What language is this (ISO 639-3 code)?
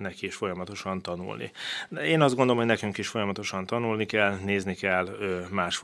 hun